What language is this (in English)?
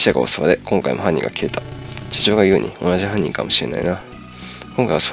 Japanese